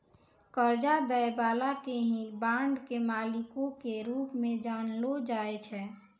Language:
Maithili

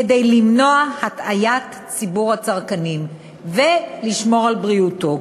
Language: Hebrew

